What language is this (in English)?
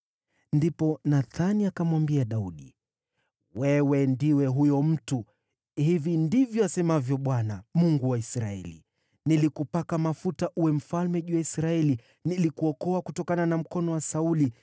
Swahili